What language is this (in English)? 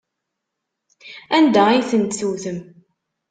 Kabyle